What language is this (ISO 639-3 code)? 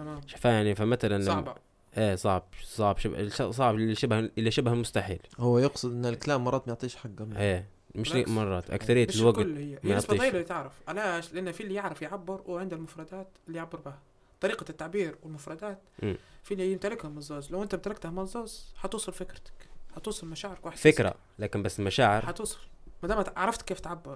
ara